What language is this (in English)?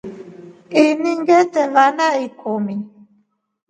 Rombo